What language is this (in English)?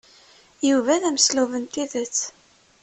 Kabyle